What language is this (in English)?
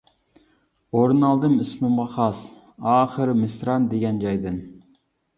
Uyghur